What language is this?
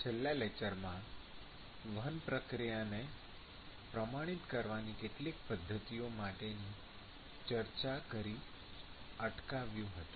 Gujarati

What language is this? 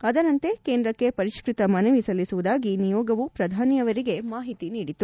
Kannada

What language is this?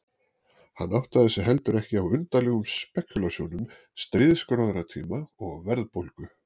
Icelandic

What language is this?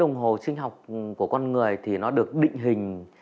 Vietnamese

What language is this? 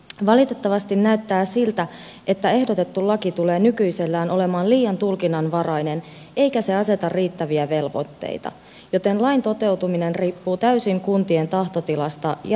Finnish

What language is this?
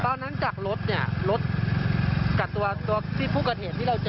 Thai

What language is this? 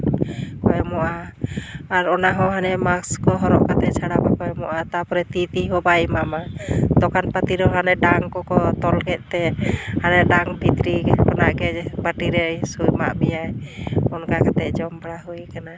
Santali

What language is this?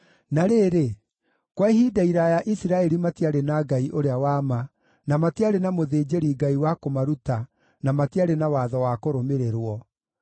Kikuyu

